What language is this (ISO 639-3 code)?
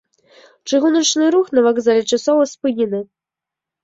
bel